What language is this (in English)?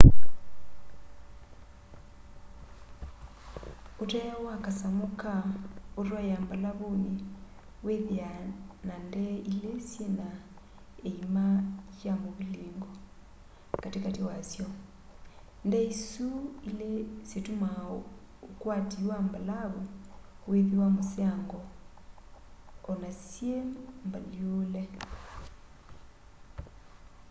Kamba